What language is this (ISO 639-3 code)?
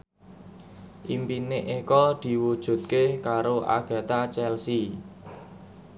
jav